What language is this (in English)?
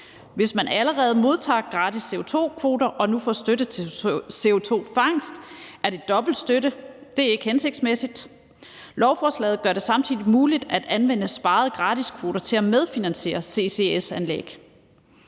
Danish